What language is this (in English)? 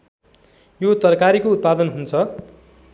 Nepali